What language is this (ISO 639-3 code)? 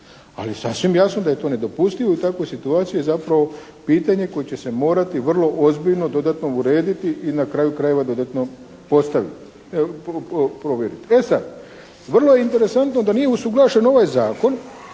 hrv